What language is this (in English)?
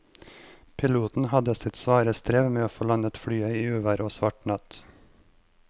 Norwegian